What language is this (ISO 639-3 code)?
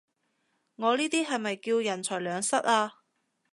yue